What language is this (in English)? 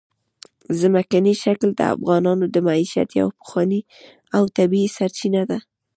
Pashto